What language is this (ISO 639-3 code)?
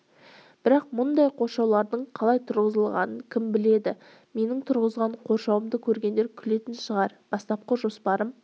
kaz